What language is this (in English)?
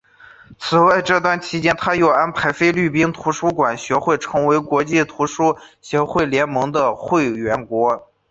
Chinese